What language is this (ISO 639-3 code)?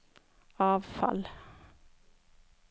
nor